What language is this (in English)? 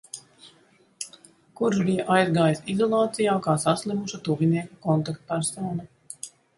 Latvian